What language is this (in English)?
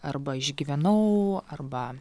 Lithuanian